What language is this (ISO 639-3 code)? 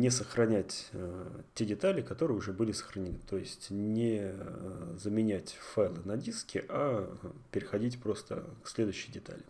rus